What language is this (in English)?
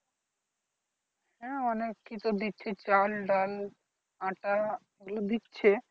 Bangla